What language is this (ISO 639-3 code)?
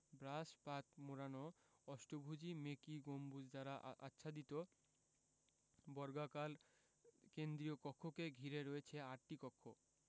ben